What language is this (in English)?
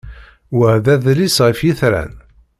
Kabyle